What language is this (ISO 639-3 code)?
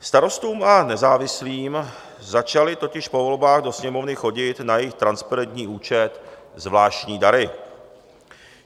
ces